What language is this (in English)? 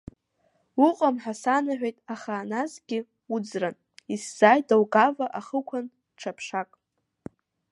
Abkhazian